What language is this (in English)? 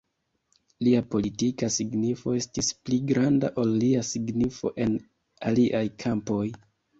Esperanto